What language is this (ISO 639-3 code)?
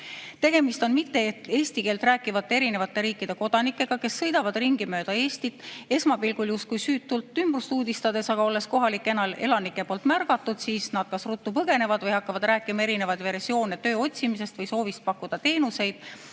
est